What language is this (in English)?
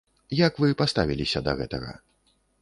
Belarusian